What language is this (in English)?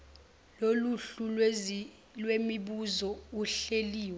Zulu